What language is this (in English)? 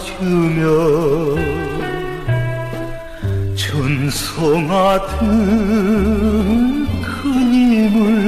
Korean